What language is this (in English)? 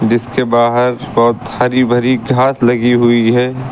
Hindi